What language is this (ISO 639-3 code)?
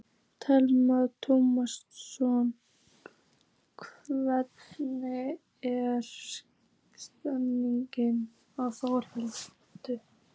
isl